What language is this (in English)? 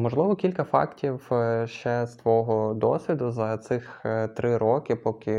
Ukrainian